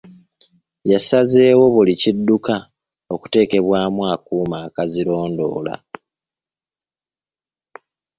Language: Ganda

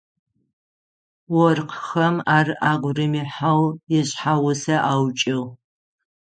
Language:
Adyghe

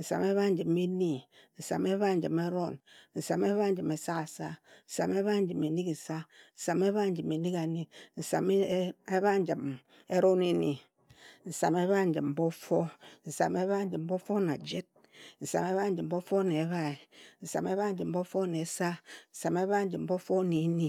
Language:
Ejagham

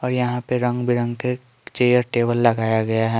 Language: Hindi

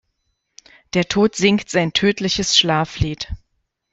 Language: German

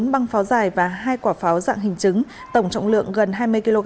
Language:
Vietnamese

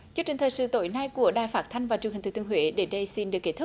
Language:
Vietnamese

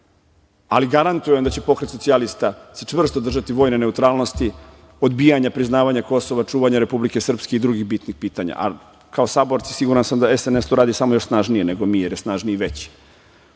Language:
Serbian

